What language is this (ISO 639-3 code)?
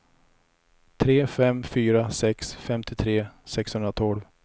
swe